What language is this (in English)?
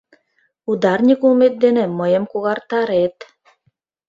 Mari